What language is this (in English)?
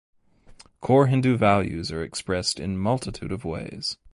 English